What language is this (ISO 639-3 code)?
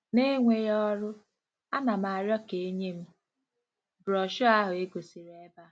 ibo